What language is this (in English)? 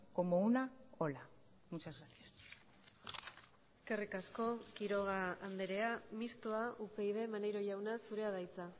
Basque